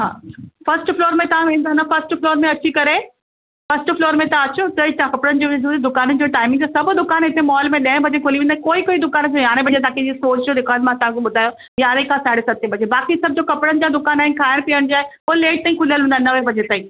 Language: Sindhi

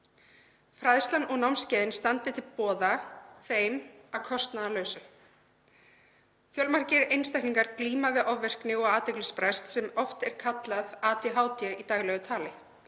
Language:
Icelandic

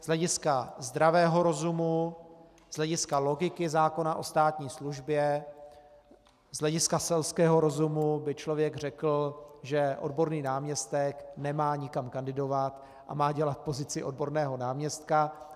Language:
Czech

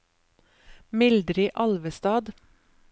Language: Norwegian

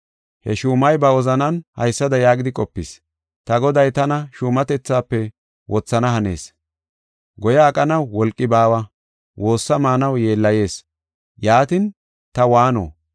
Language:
Gofa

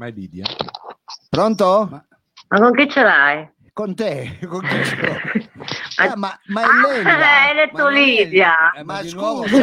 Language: Italian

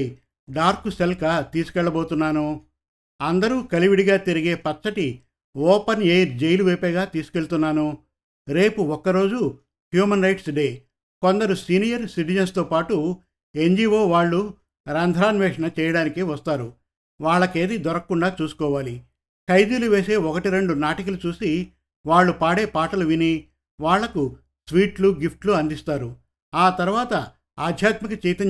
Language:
Telugu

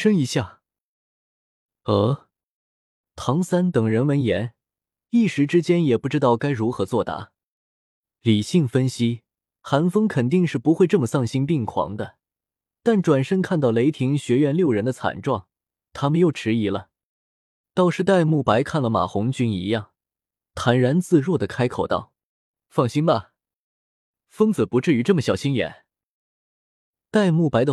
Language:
Chinese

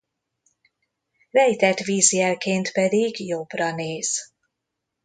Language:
Hungarian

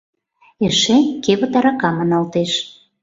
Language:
Mari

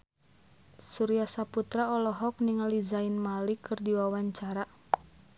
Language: Sundanese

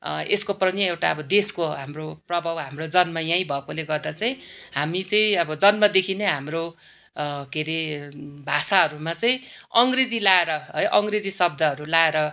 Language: Nepali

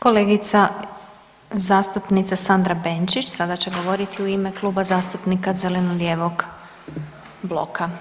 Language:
Croatian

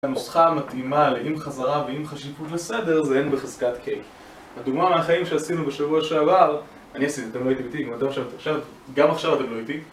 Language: Hebrew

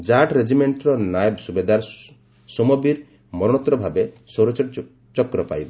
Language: Odia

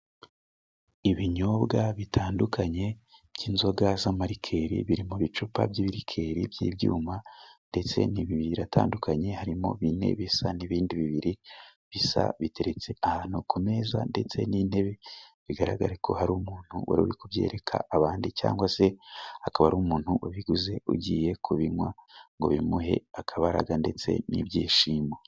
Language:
Kinyarwanda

